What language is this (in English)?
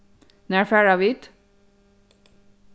Faroese